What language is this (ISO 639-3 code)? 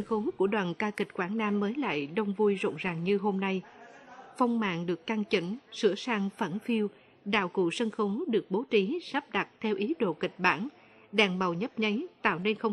vie